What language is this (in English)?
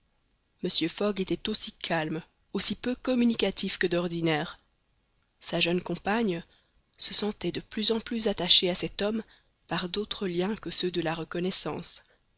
French